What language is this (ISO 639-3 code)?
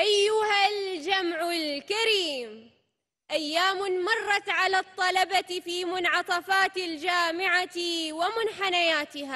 ara